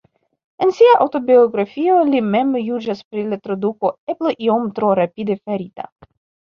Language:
Esperanto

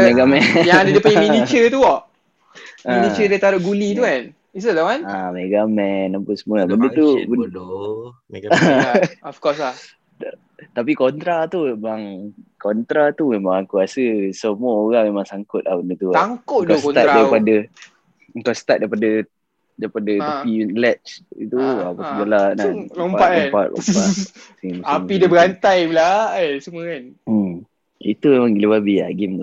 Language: Malay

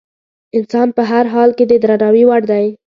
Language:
Pashto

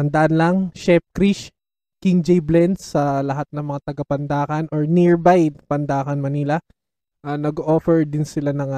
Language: Filipino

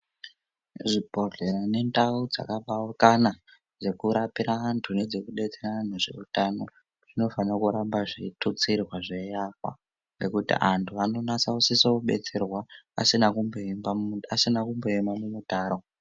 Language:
Ndau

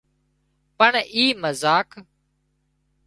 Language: Wadiyara Koli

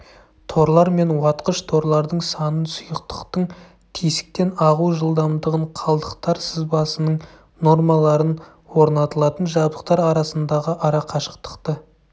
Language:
Kazakh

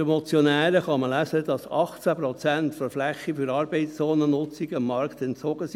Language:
Swiss German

